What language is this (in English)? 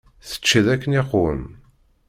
Kabyle